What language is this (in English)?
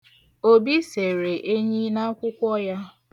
Igbo